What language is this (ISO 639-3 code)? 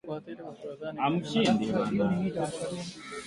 swa